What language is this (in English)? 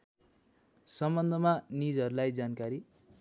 Nepali